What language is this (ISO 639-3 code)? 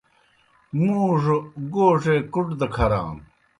plk